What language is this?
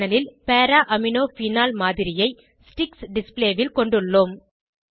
Tamil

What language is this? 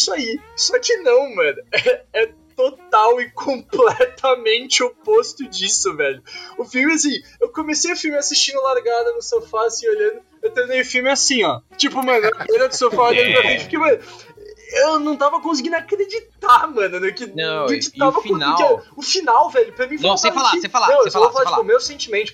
Portuguese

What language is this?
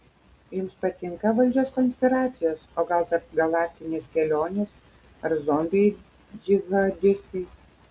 Lithuanian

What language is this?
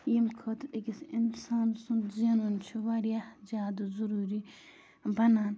Kashmiri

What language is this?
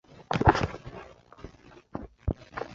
Chinese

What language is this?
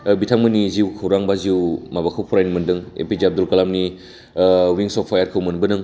Bodo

